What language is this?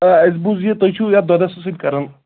Kashmiri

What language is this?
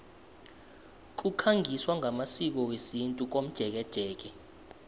South Ndebele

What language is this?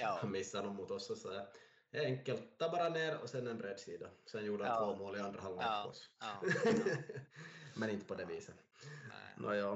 Swedish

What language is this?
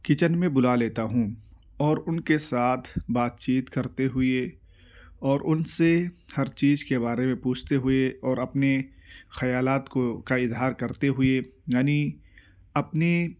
Urdu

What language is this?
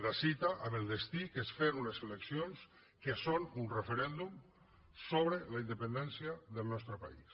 Catalan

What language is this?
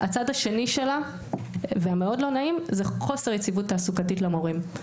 Hebrew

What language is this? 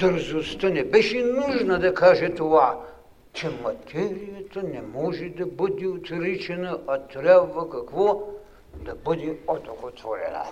Bulgarian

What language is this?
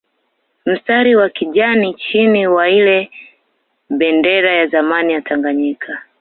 Swahili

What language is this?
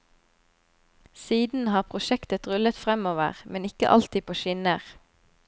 Norwegian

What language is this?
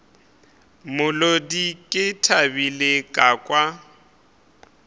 Northern Sotho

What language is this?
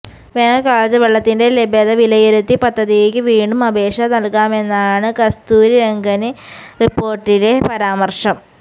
Malayalam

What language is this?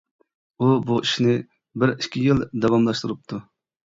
Uyghur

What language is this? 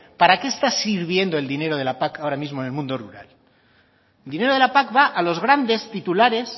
Spanish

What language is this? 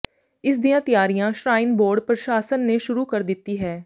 Punjabi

